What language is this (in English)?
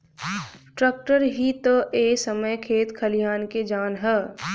Bhojpuri